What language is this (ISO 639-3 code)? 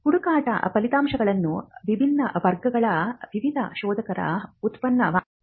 kan